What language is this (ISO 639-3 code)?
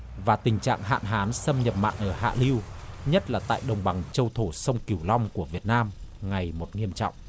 vie